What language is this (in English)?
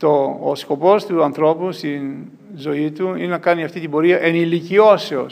Greek